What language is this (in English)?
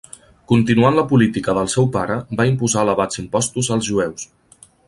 Catalan